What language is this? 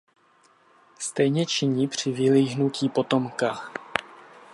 Czech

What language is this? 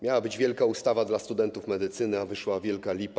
Polish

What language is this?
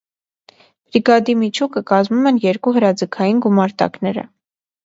Armenian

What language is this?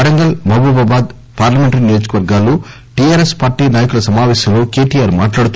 Telugu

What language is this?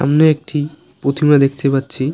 Bangla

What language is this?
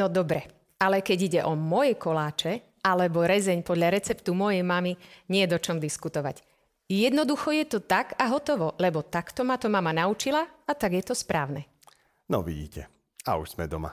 Slovak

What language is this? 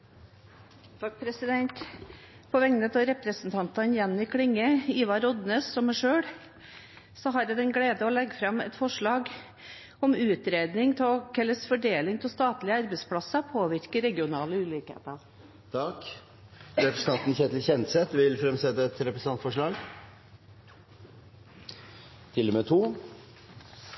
Norwegian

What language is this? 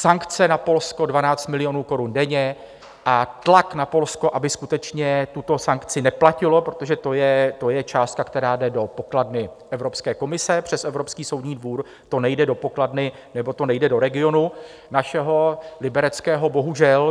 Czech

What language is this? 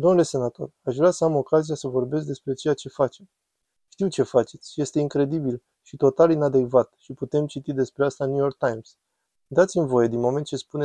Romanian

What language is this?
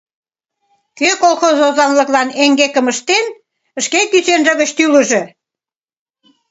Mari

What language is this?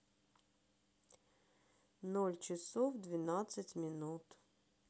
Russian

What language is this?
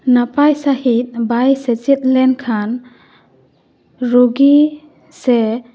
Santali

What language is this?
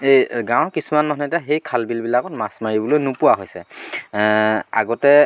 Assamese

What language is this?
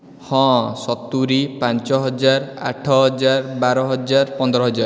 Odia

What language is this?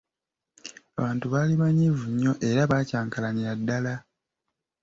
Ganda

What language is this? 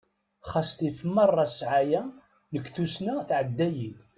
Kabyle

